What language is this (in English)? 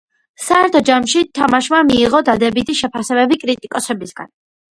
Georgian